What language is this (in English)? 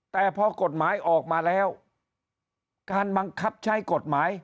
Thai